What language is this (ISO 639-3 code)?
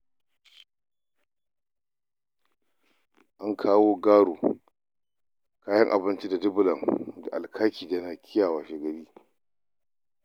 hau